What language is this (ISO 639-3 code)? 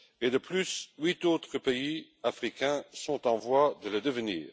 fra